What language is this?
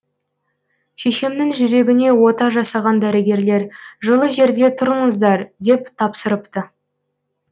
Kazakh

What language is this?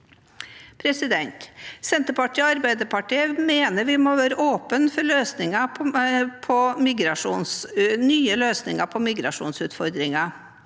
Norwegian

